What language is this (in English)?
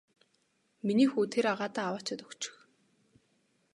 Mongolian